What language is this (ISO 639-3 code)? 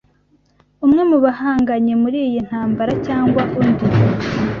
kin